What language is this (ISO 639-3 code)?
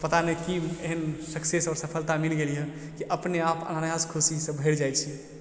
mai